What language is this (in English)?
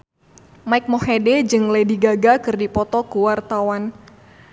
Sundanese